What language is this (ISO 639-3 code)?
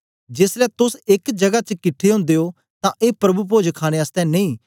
doi